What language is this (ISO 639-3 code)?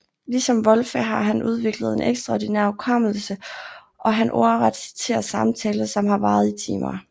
dan